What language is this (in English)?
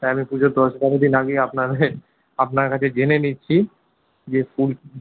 Bangla